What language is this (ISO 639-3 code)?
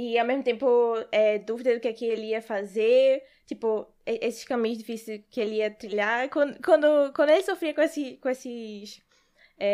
por